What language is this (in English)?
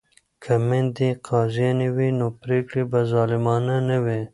Pashto